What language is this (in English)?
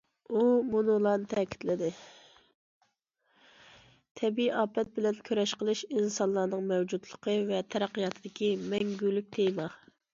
Uyghur